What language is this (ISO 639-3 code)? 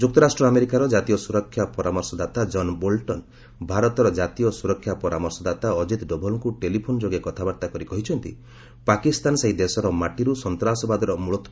ori